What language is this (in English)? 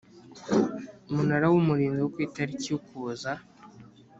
Kinyarwanda